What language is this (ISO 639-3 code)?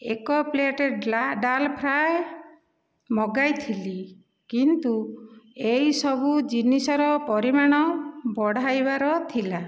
ori